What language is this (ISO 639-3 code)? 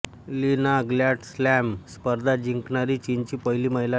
mar